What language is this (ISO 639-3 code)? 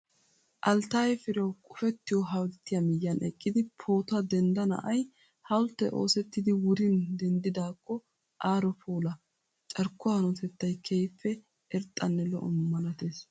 wal